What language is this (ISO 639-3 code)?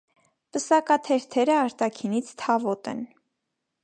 hye